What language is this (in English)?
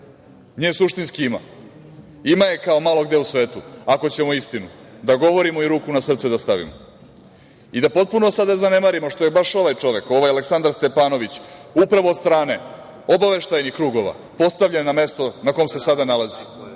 Serbian